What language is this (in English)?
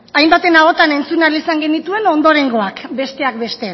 Basque